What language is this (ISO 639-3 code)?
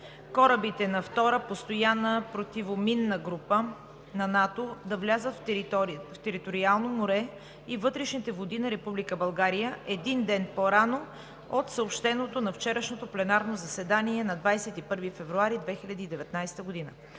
bul